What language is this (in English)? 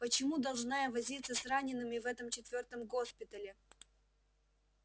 Russian